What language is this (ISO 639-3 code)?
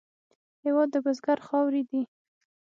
pus